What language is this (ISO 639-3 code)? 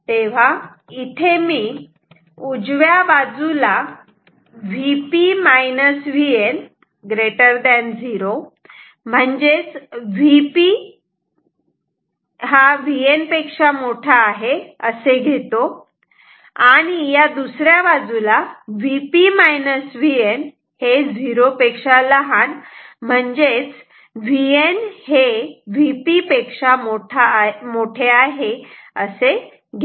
mar